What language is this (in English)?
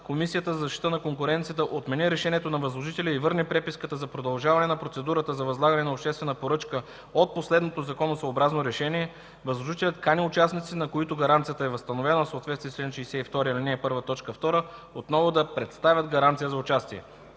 Bulgarian